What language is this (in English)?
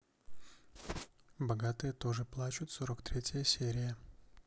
Russian